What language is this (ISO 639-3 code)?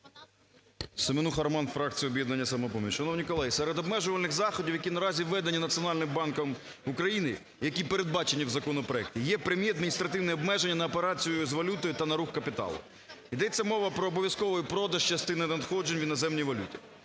ukr